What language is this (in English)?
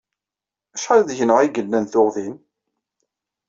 Kabyle